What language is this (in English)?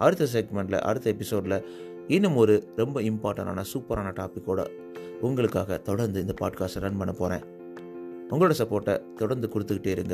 Tamil